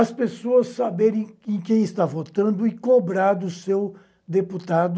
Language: Portuguese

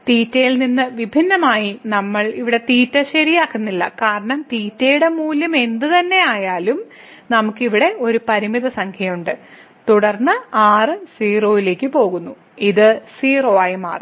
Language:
Malayalam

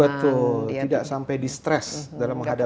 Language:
Indonesian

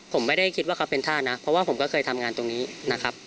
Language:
Thai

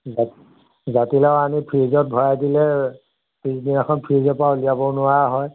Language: Assamese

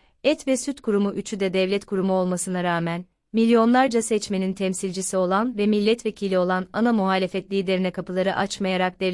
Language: Turkish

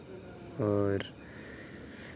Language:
Dogri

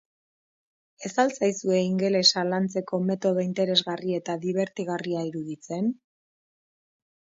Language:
Basque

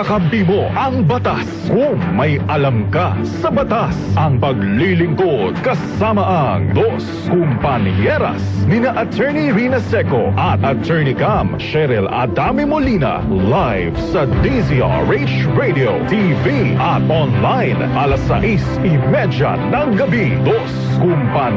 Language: Filipino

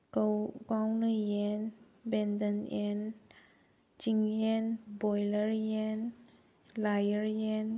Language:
Manipuri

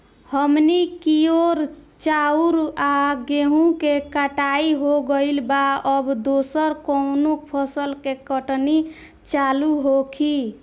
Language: Bhojpuri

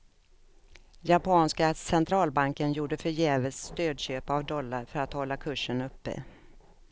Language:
Swedish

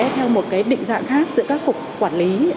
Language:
Vietnamese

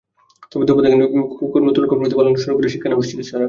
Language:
Bangla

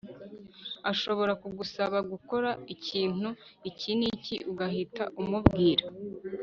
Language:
Kinyarwanda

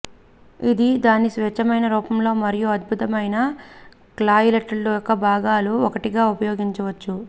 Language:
Telugu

